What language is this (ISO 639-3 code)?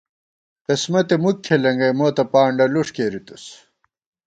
gwt